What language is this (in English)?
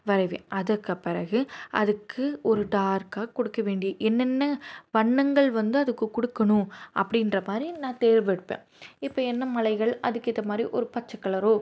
Tamil